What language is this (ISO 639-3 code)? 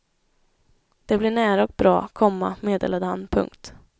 swe